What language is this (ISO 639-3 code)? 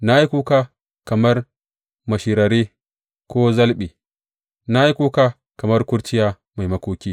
hau